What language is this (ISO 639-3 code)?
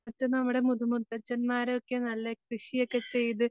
mal